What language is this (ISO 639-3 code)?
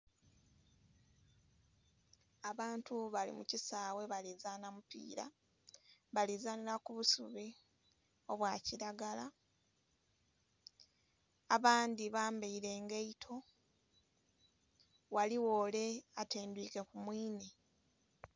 xog